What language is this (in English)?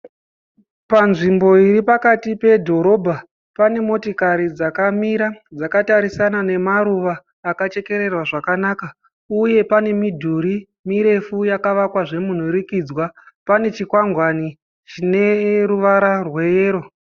Shona